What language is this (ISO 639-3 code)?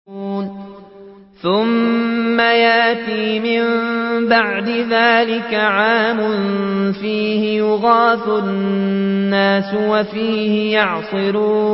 ara